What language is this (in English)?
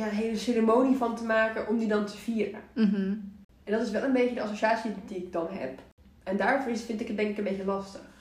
Dutch